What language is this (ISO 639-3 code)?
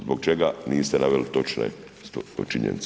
hrv